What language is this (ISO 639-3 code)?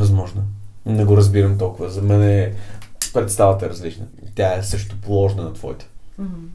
bul